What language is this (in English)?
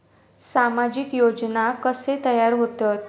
Marathi